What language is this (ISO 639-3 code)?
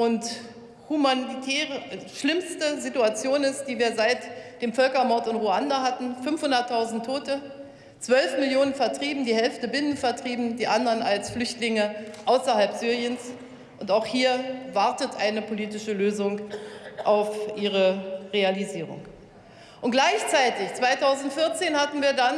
deu